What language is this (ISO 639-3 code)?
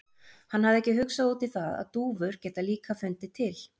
isl